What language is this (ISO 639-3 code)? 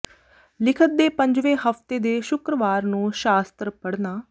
pan